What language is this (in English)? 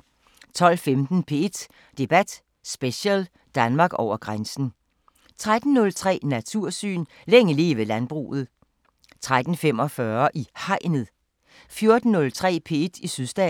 Danish